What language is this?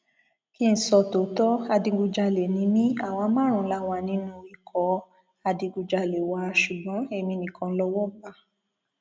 Yoruba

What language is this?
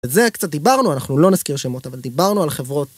Hebrew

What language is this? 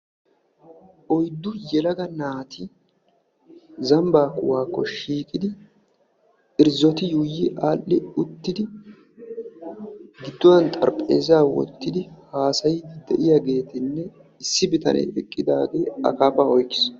Wolaytta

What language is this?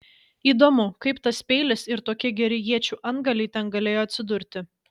Lithuanian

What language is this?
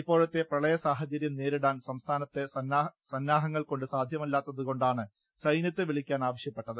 Malayalam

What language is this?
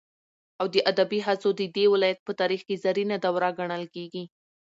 Pashto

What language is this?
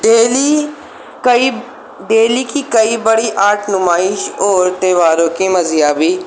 Urdu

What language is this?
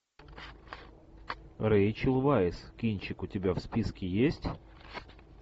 Russian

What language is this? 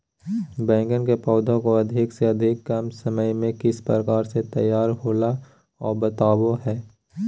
Magahi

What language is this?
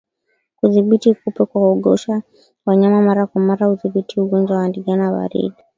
Swahili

